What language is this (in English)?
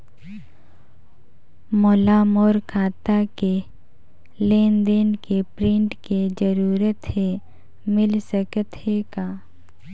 Chhattisgarhi